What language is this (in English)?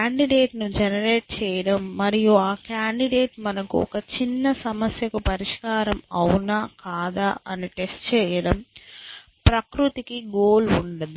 Telugu